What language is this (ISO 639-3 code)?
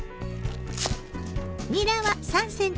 jpn